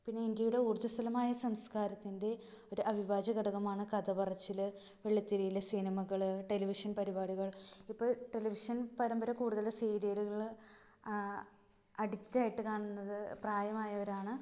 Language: Malayalam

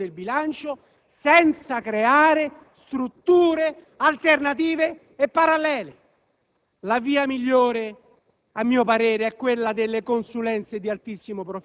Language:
Italian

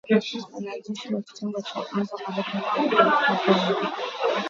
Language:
Swahili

